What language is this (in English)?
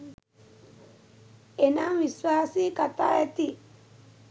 Sinhala